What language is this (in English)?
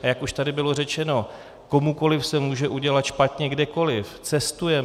Czech